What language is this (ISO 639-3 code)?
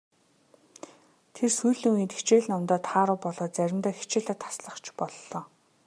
mon